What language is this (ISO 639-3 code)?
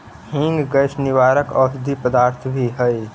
mag